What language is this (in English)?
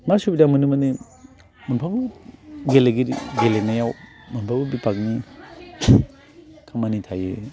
Bodo